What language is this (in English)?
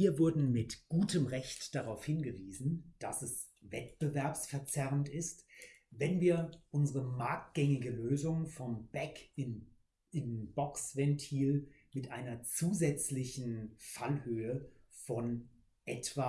German